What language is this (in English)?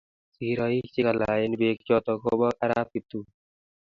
Kalenjin